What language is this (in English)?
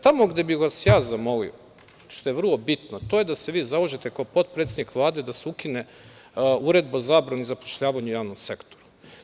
Serbian